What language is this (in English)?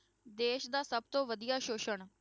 Punjabi